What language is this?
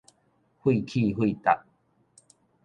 Min Nan Chinese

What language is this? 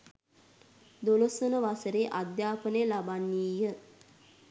Sinhala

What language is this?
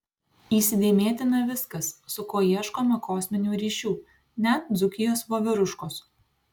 Lithuanian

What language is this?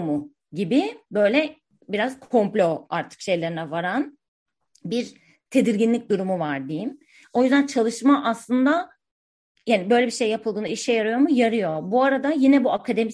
Turkish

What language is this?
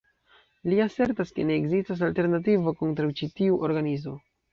Esperanto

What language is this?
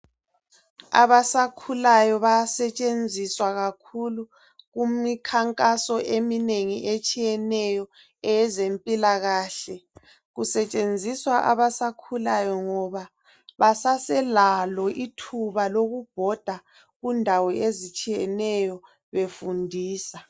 North Ndebele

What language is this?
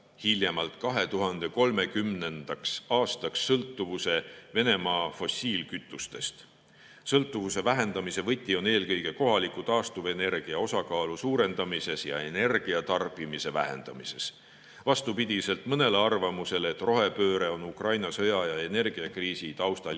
Estonian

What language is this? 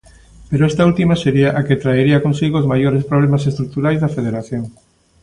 Galician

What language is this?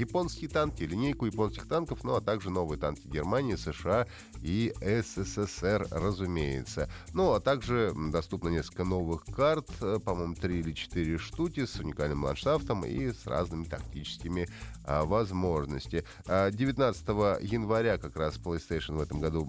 Russian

